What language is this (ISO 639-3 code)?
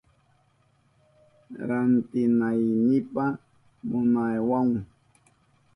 qup